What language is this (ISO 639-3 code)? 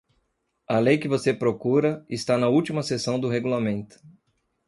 por